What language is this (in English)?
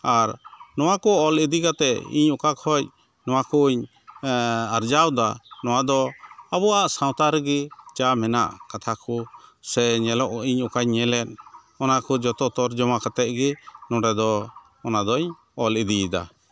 Santali